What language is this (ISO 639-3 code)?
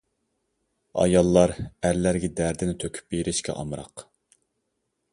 uig